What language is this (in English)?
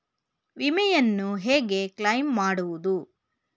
Kannada